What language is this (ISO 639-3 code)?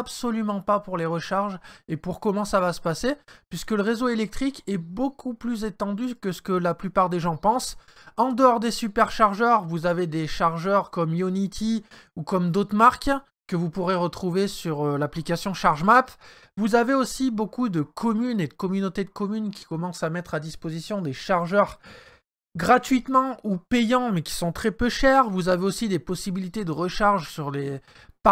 fra